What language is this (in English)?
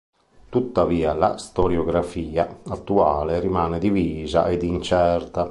Italian